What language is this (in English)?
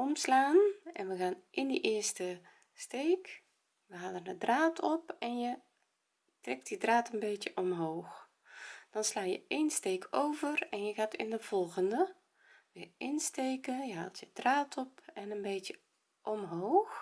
Dutch